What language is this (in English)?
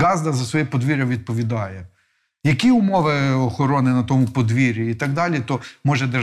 Ukrainian